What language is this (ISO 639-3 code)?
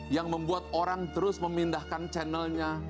ind